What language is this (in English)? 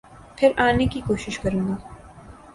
Urdu